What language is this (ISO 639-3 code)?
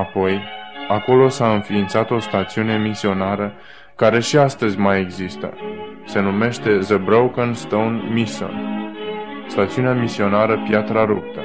ron